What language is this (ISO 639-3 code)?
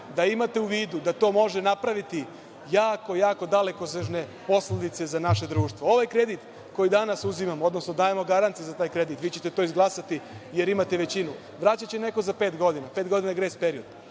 srp